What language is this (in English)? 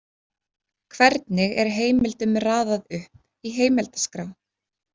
Icelandic